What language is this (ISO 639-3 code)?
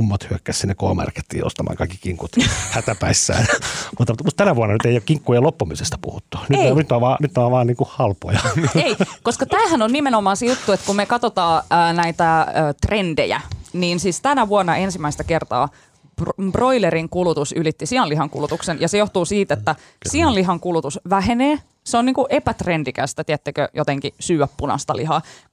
fin